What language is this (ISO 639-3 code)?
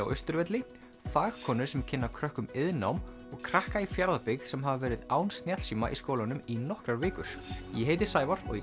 isl